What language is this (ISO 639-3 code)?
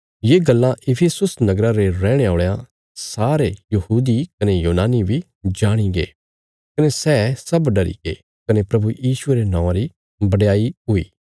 kfs